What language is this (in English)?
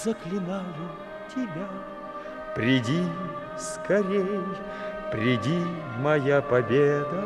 Russian